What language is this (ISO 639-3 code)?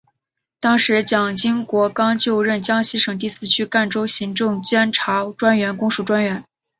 zho